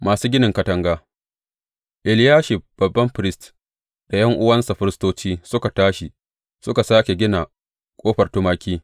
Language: Hausa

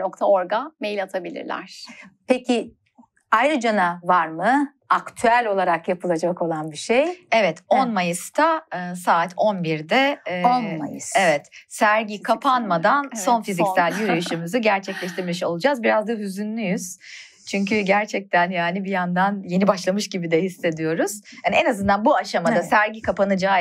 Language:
Turkish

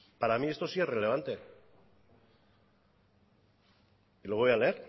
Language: Spanish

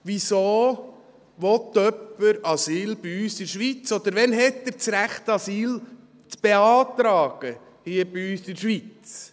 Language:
Swiss German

